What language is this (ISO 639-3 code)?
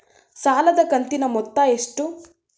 kan